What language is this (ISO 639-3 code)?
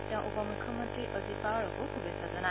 asm